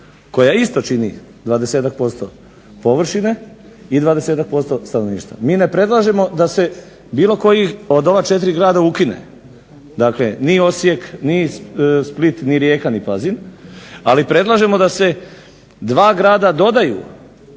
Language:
Croatian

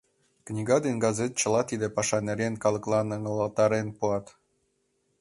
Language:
Mari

